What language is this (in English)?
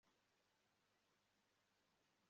Kinyarwanda